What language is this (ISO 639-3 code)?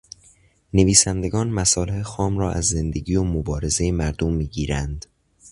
fas